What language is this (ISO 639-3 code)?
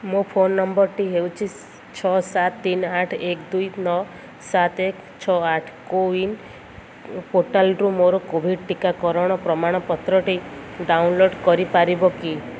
ori